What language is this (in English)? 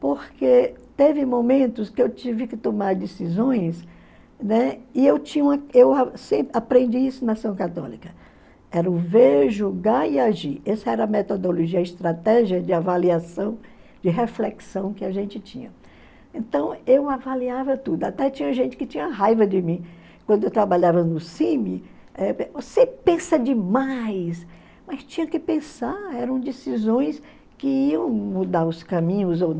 Portuguese